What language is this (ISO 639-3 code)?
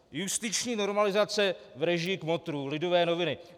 ces